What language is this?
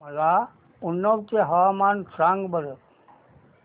Marathi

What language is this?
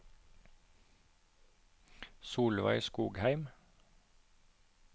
Norwegian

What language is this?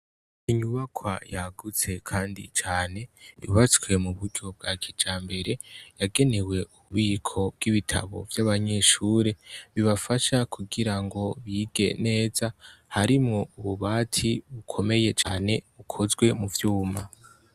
Rundi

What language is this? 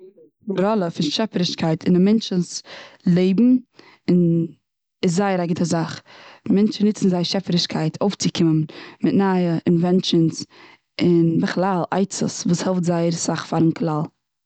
Yiddish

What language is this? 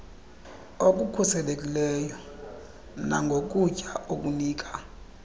Xhosa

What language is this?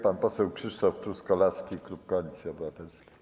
Polish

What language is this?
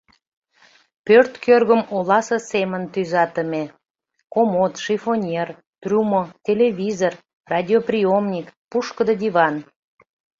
Mari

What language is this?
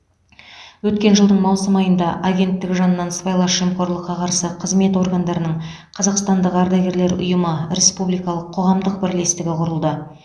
Kazakh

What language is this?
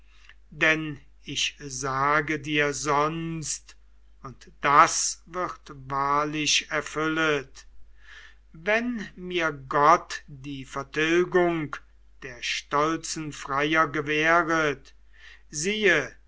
German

